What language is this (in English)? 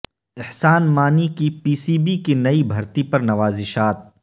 Urdu